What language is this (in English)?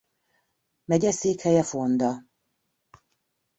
Hungarian